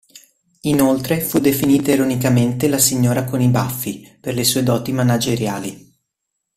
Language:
Italian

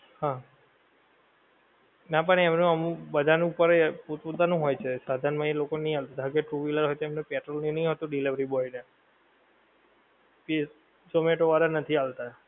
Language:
Gujarati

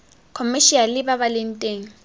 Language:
Tswana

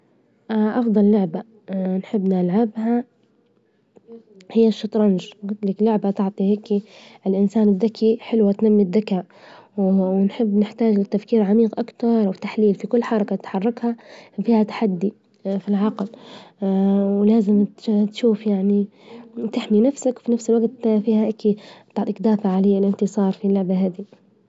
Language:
Libyan Arabic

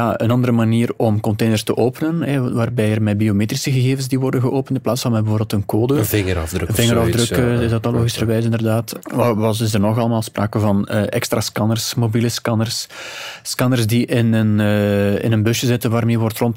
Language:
Dutch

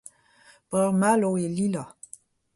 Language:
Breton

